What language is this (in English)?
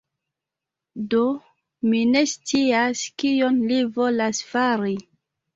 Esperanto